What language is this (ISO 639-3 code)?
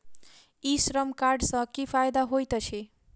mai